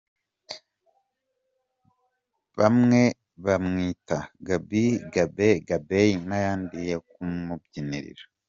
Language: Kinyarwanda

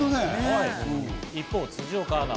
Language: Japanese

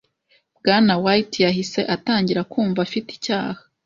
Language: Kinyarwanda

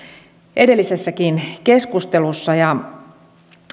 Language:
Finnish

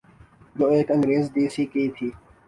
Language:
Urdu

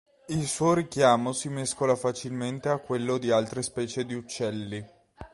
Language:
Italian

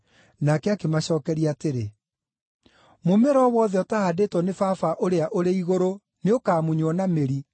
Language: Kikuyu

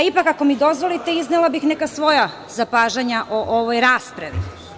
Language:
Serbian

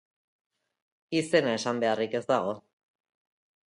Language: Basque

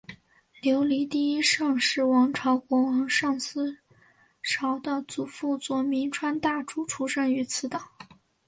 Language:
Chinese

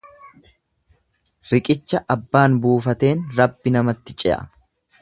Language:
Oromo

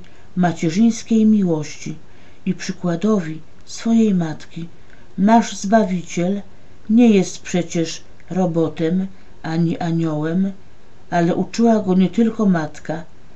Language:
Polish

